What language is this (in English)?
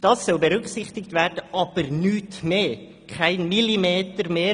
Swiss German